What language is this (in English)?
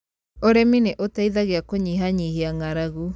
Kikuyu